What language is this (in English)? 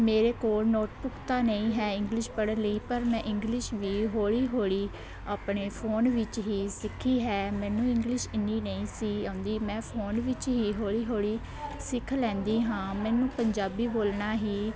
Punjabi